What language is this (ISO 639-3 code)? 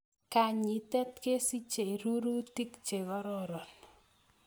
kln